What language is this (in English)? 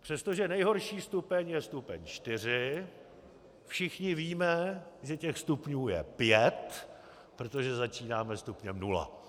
Czech